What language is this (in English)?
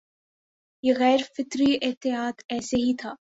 Urdu